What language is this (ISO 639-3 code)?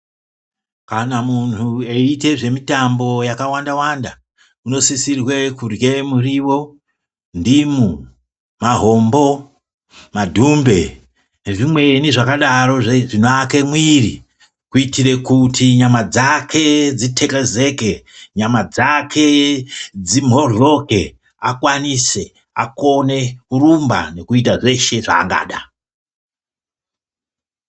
ndc